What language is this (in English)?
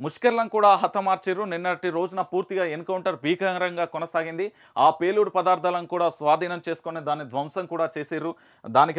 Romanian